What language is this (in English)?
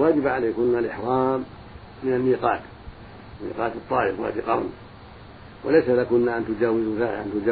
Arabic